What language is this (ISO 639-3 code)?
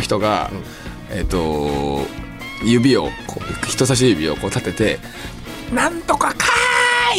jpn